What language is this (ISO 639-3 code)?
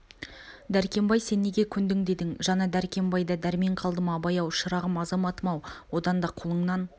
kaz